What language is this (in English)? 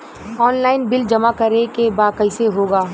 Bhojpuri